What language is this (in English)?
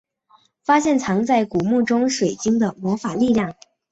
Chinese